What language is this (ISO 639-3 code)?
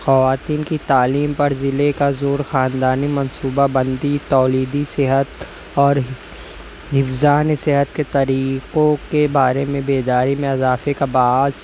urd